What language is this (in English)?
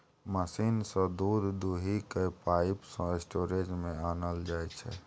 Maithili